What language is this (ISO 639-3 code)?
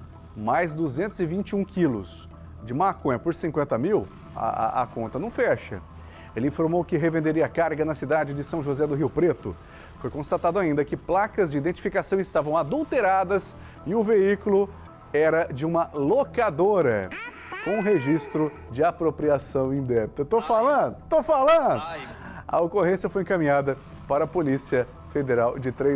por